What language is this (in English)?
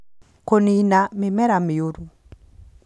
Kikuyu